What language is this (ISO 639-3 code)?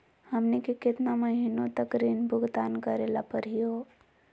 mag